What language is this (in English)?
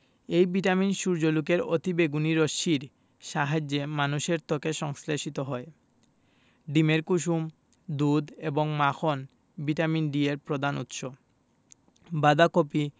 Bangla